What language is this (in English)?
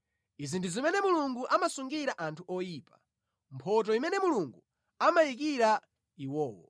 Nyanja